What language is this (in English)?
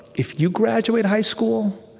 English